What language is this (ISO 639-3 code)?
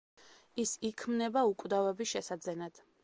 kat